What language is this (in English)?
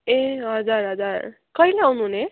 Nepali